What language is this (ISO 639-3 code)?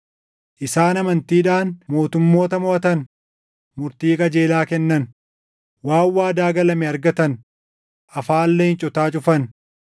orm